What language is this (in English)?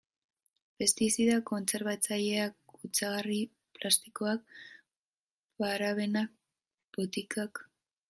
Basque